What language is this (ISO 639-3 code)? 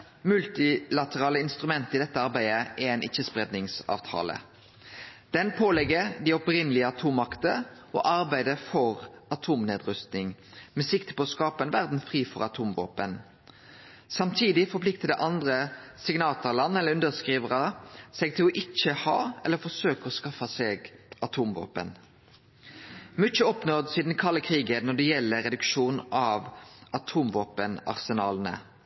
nno